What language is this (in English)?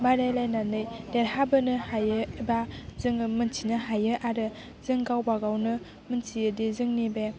Bodo